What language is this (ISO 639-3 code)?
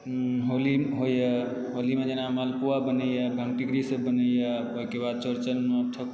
mai